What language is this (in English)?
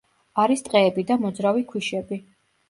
Georgian